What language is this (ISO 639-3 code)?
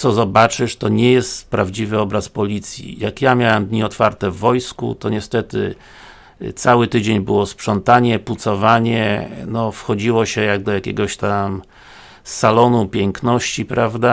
pol